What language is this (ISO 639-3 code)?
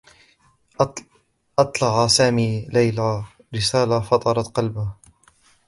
ara